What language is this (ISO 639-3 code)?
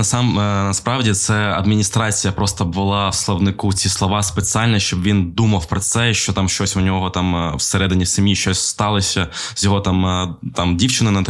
ukr